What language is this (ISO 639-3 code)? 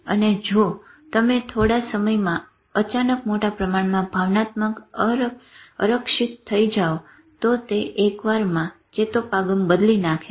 guj